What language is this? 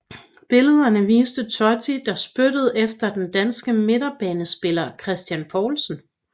Danish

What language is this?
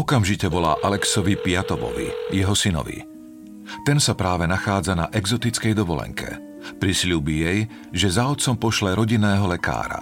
Slovak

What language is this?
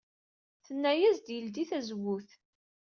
Kabyle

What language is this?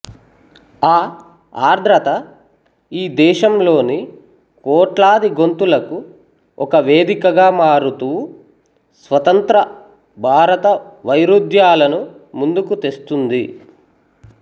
Telugu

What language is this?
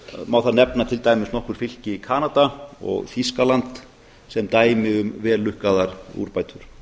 Icelandic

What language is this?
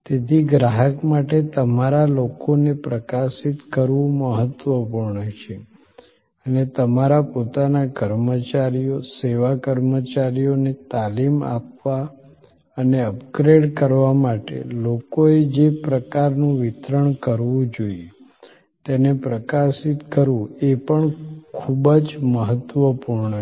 Gujarati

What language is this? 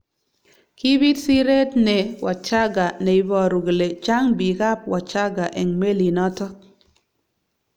Kalenjin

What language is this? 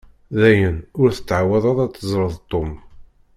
Kabyle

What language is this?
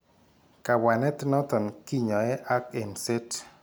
Kalenjin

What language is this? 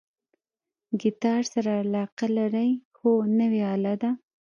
Pashto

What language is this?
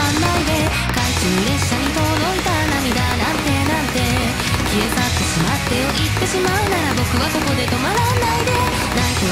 Korean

